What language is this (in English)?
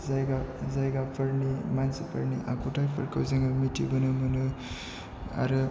Bodo